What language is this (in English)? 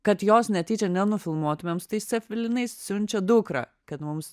Lithuanian